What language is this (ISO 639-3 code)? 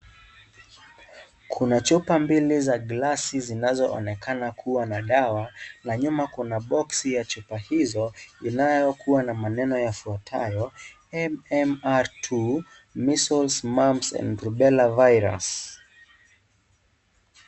swa